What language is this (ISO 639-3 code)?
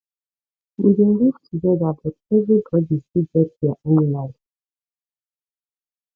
pcm